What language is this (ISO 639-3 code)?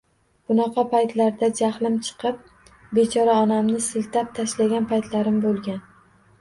uzb